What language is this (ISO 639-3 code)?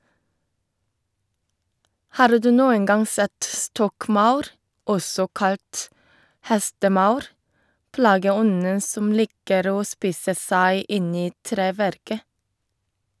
nor